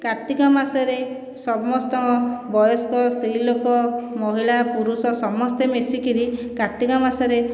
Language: Odia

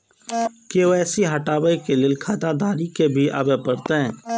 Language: Maithili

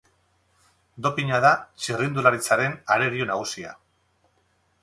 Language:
Basque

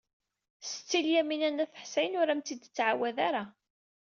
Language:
Kabyle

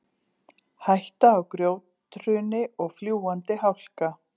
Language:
Icelandic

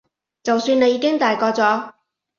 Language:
Cantonese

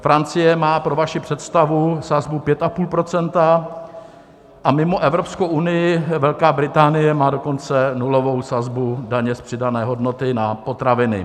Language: Czech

